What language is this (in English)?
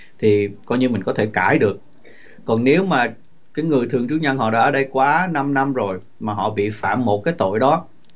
Vietnamese